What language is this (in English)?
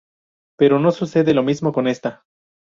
Spanish